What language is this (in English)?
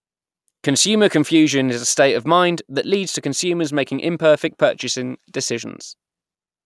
English